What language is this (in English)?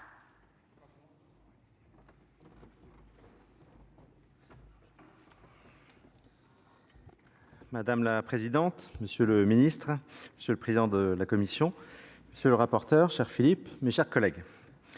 French